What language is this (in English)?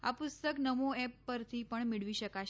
Gujarati